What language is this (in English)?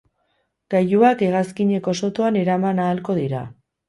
Basque